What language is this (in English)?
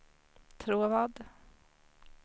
Swedish